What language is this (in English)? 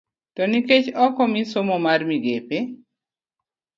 Luo (Kenya and Tanzania)